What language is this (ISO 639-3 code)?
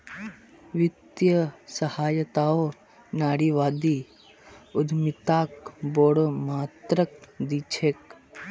mag